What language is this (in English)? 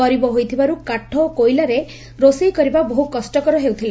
Odia